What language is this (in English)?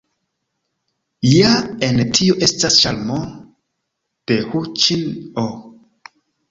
Esperanto